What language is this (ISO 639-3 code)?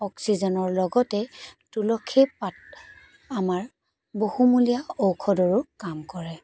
asm